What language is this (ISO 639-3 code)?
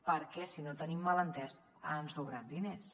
cat